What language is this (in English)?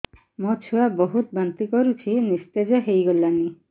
Odia